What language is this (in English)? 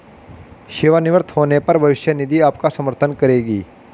Hindi